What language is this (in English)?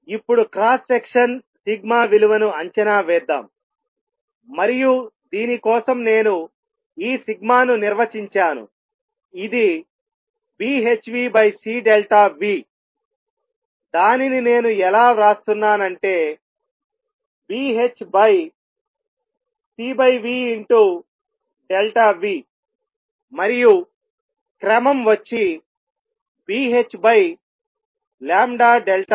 Telugu